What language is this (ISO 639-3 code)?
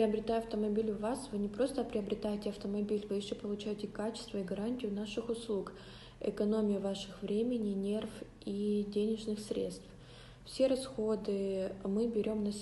rus